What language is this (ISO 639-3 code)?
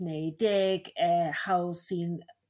cym